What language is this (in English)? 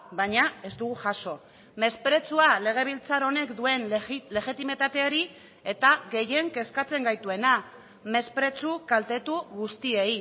Basque